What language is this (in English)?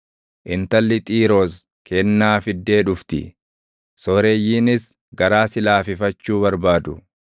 Oromo